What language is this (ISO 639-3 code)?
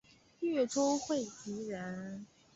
zho